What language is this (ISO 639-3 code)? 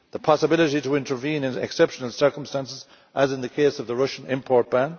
eng